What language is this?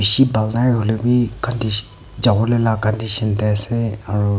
Naga Pidgin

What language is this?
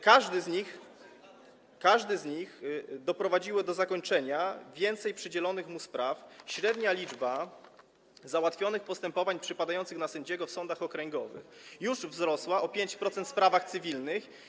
Polish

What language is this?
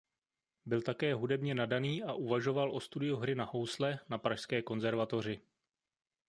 Czech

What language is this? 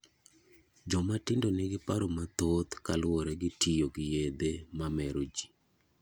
Luo (Kenya and Tanzania)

